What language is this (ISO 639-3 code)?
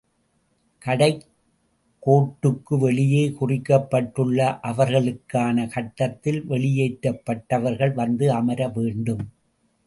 tam